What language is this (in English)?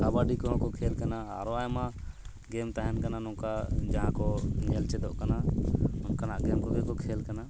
Santali